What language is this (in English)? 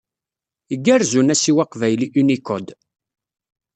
Kabyle